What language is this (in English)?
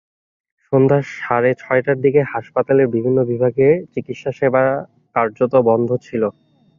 Bangla